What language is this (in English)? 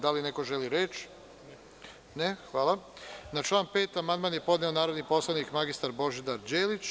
Serbian